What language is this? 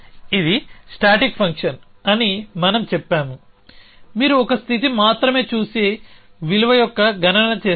Telugu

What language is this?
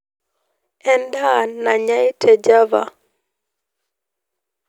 Masai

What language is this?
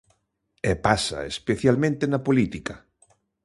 Galician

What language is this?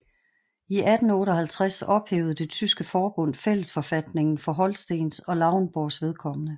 Danish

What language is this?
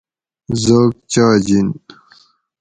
Gawri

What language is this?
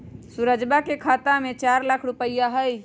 Magahi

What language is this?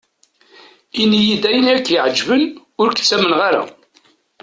Kabyle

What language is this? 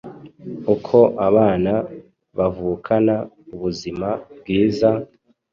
Kinyarwanda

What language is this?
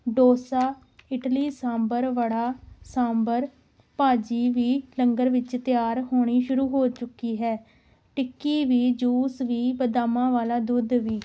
Punjabi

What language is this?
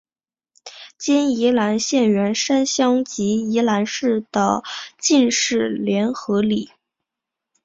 Chinese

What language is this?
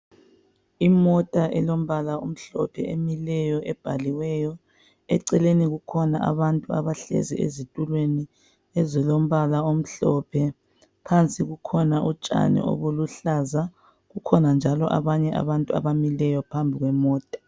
North Ndebele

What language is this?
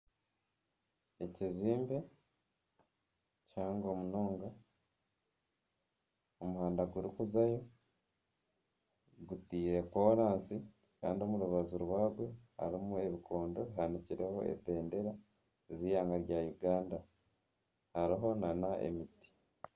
Nyankole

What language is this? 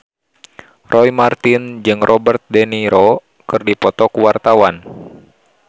Sundanese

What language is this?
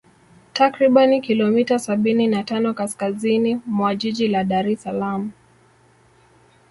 Swahili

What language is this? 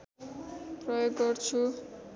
Nepali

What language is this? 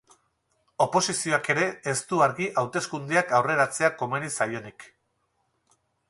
Basque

